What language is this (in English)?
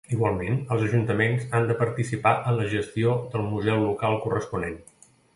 Catalan